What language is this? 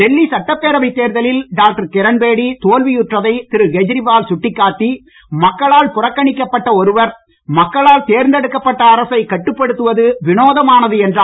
Tamil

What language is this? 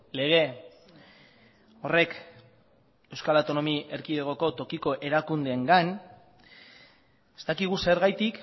Basque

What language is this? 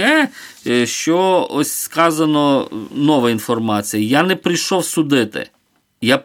Ukrainian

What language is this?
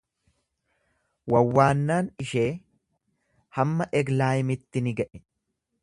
Oromo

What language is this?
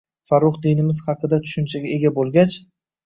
Uzbek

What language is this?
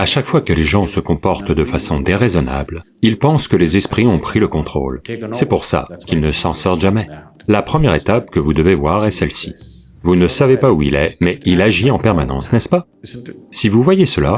French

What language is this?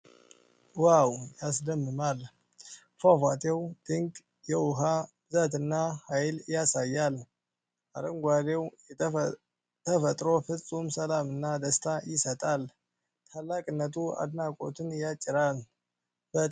Amharic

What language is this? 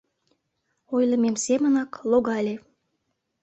Mari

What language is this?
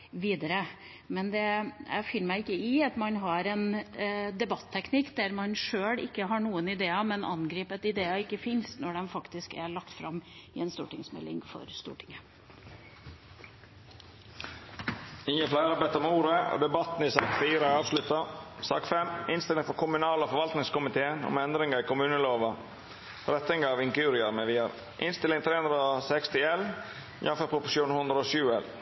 Norwegian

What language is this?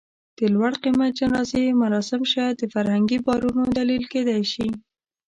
Pashto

